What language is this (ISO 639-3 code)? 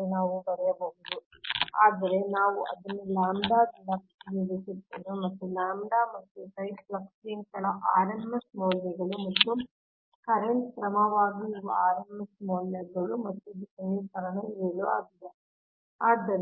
kan